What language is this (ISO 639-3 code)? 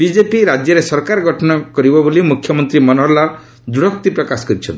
ori